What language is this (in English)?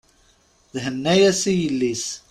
Kabyle